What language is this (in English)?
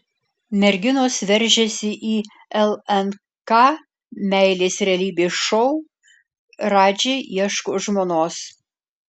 Lithuanian